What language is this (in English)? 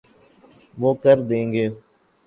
Urdu